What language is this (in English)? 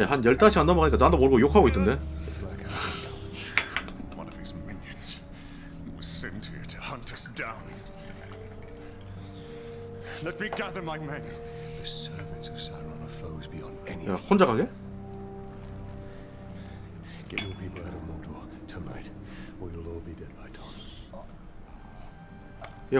Korean